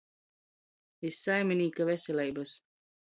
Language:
Latgalian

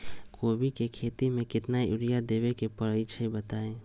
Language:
Magahi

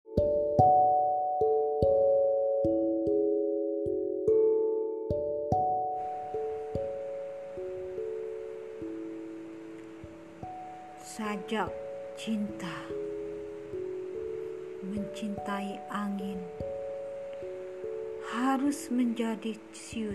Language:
Indonesian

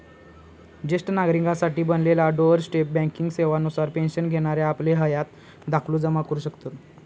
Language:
Marathi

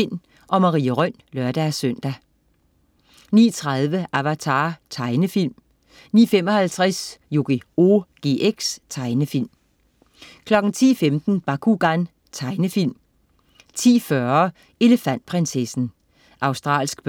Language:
Danish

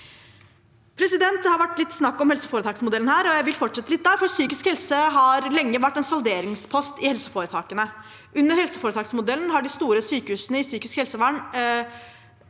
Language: Norwegian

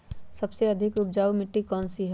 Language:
Magahi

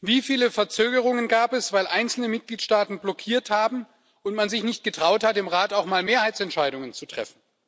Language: German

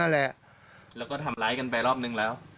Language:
Thai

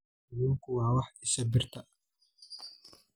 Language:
Somali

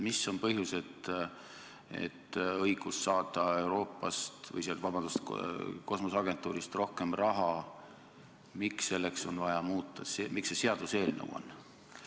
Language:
Estonian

